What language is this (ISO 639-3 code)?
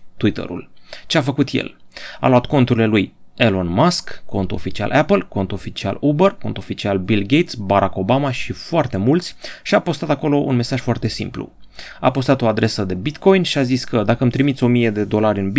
ron